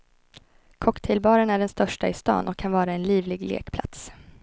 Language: Swedish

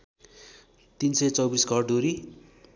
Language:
Nepali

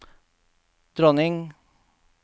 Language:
Norwegian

